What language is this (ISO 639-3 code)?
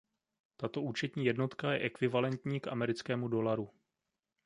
ces